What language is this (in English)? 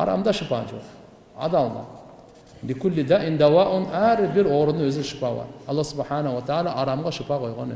Turkish